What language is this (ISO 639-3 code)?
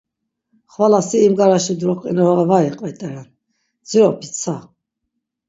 lzz